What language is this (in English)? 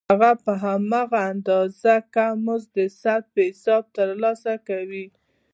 Pashto